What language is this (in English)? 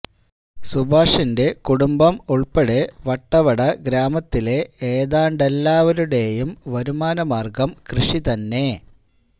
Malayalam